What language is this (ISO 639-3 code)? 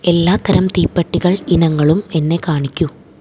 mal